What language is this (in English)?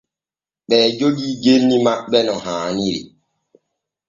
Borgu Fulfulde